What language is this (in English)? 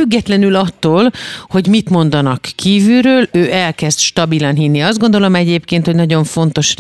Hungarian